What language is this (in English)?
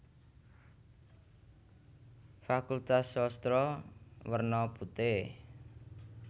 Javanese